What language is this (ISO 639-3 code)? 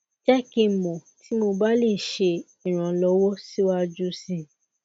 yor